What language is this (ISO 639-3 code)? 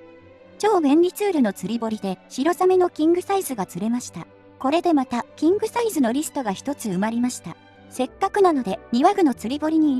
jpn